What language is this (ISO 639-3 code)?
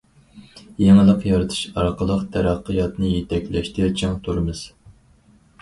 uig